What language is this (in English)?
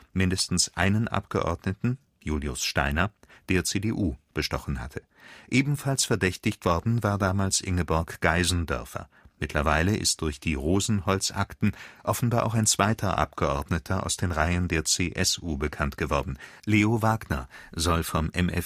German